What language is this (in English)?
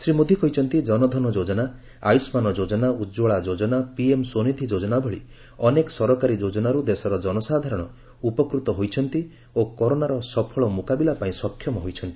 Odia